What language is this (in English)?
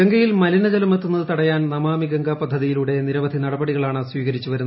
Malayalam